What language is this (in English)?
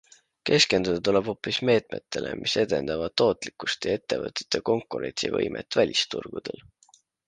Estonian